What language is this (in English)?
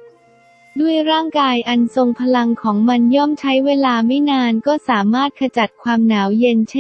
Thai